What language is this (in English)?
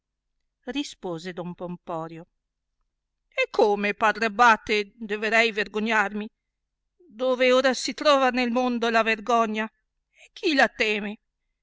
Italian